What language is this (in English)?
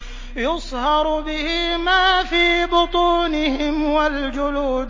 Arabic